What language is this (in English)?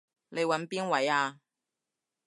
Cantonese